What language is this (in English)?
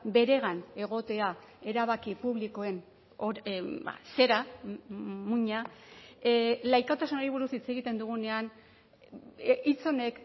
Basque